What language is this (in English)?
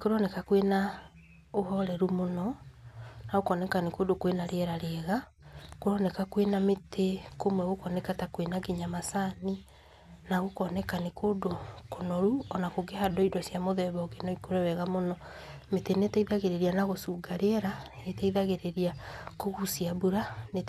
Kikuyu